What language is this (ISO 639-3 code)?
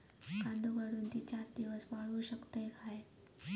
mar